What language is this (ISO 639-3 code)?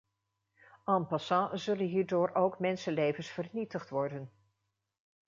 nld